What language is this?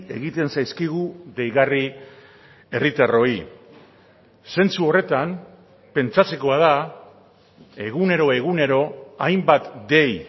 Basque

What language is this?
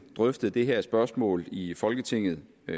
Danish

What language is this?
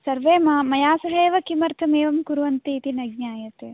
Sanskrit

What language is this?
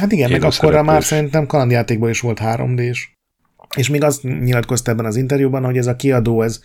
Hungarian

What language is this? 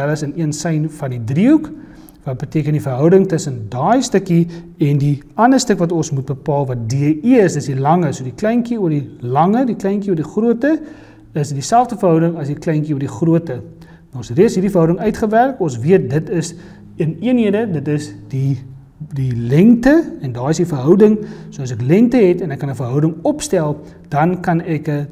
Dutch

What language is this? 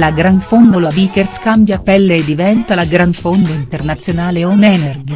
Italian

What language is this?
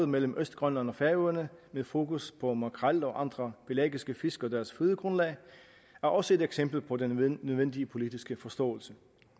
Danish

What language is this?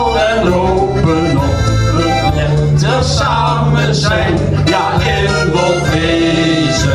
Dutch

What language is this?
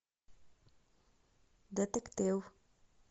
Russian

